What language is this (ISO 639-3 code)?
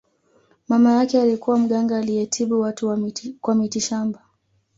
swa